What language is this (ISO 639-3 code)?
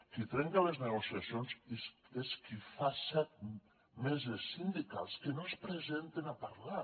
cat